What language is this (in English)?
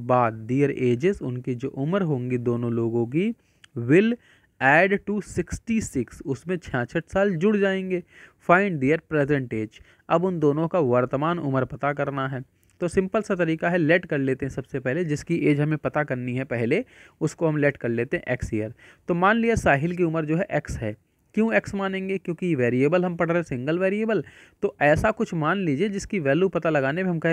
Hindi